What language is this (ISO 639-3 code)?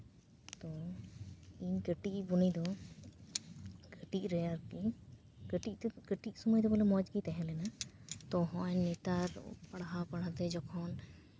sat